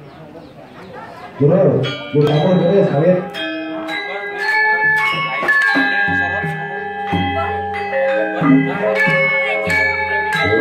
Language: Vietnamese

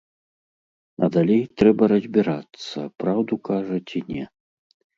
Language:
Belarusian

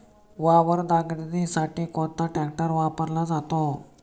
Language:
Marathi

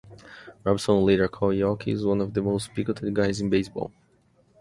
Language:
English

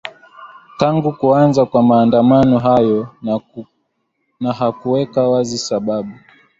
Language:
Swahili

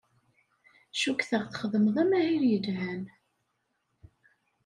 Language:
Kabyle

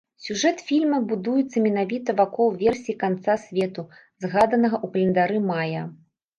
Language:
Belarusian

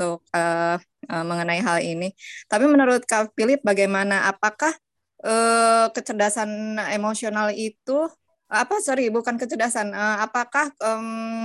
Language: Indonesian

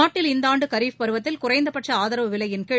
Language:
Tamil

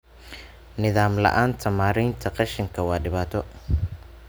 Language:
Somali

